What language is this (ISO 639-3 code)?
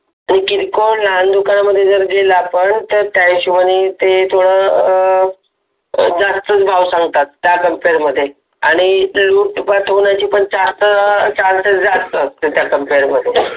mar